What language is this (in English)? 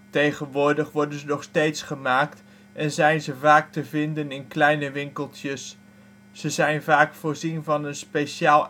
Dutch